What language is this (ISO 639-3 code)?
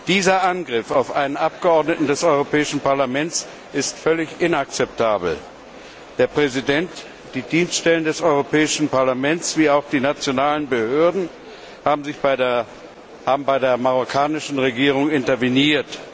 deu